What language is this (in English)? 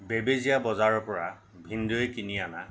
Assamese